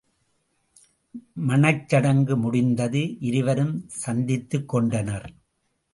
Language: Tamil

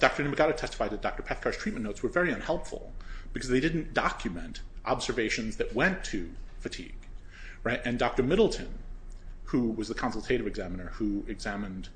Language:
English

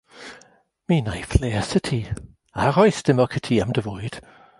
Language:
Welsh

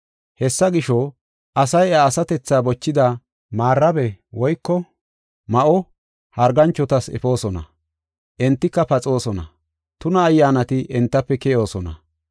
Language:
Gofa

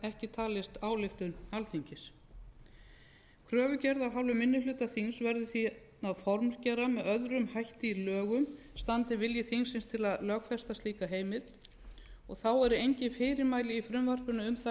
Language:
Icelandic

